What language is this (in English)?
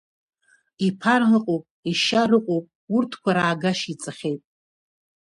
Abkhazian